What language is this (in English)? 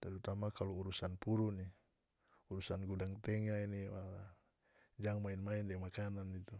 North Moluccan Malay